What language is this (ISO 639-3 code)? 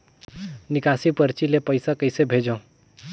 hne